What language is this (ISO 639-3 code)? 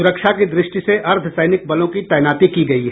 hin